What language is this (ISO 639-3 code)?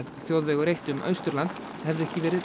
isl